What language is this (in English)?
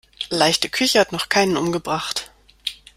German